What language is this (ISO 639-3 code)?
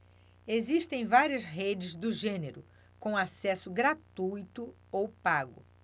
por